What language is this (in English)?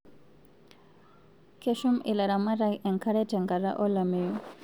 Masai